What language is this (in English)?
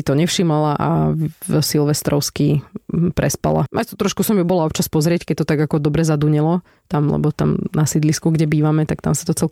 Slovak